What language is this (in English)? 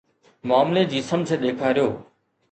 Sindhi